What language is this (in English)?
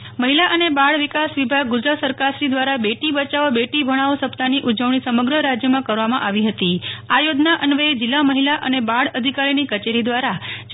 Gujarati